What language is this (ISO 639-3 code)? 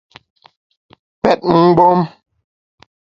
bax